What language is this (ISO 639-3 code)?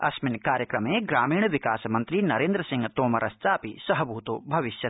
san